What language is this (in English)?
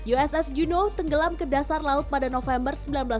Indonesian